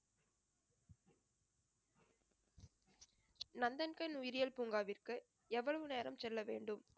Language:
Tamil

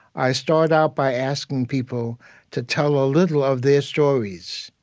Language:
English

